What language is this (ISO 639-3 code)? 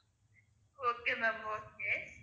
tam